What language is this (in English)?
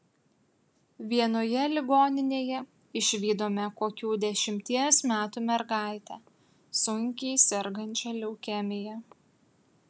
Lithuanian